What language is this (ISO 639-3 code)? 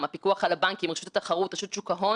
heb